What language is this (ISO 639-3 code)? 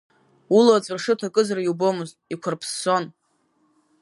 abk